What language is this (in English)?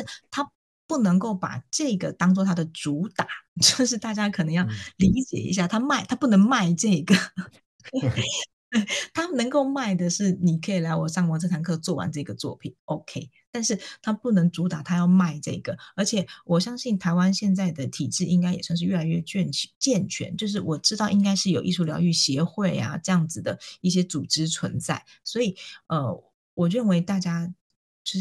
Chinese